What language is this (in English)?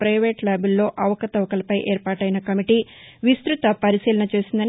Telugu